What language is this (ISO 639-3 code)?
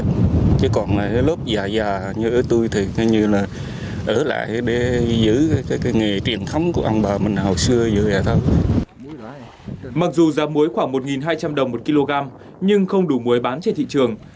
vie